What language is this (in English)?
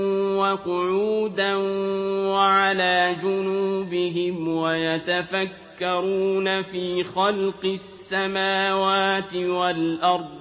Arabic